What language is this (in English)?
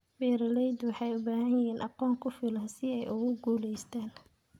Somali